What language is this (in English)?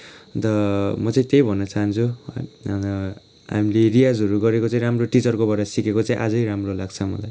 Nepali